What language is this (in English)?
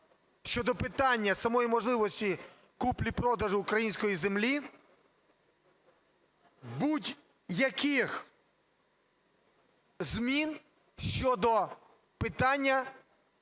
Ukrainian